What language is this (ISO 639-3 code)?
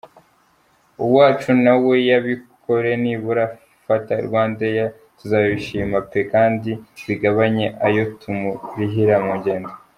kin